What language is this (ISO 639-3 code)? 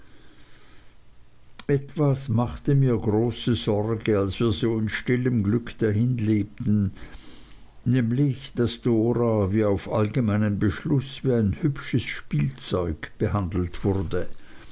deu